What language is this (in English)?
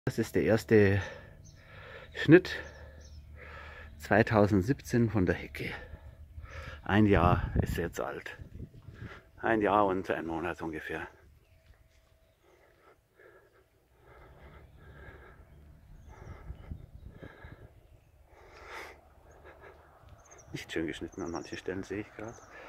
German